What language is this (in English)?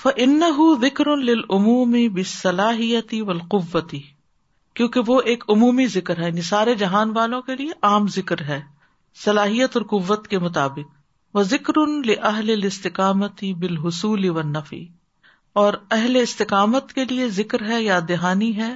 Urdu